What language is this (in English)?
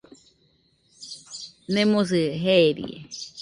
Nüpode Huitoto